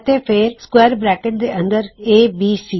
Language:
Punjabi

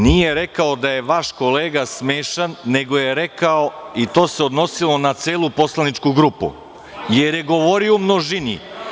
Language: Serbian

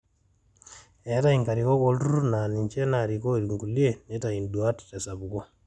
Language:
Masai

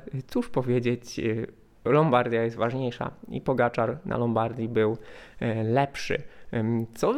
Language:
Polish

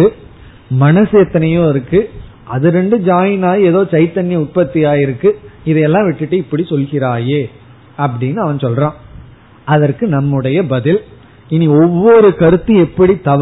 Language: Tamil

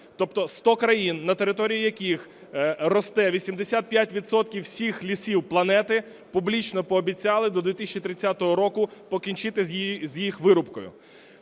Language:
Ukrainian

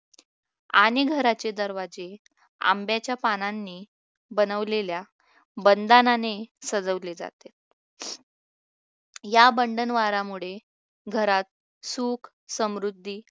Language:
Marathi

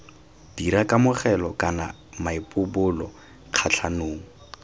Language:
Tswana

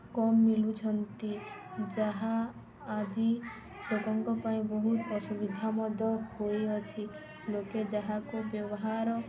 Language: Odia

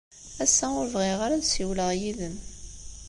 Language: Kabyle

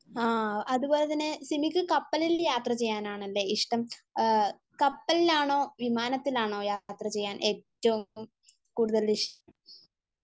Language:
Malayalam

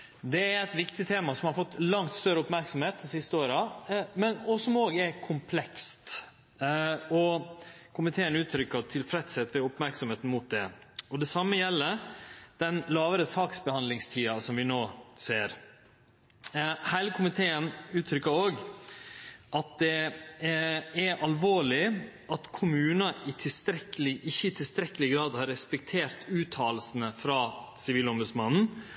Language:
Norwegian Nynorsk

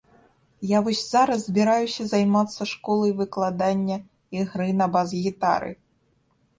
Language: Belarusian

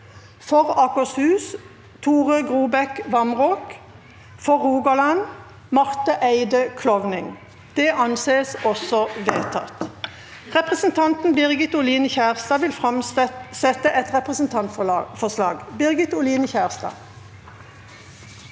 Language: Norwegian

